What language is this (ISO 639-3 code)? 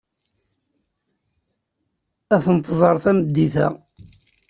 kab